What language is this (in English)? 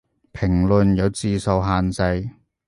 Cantonese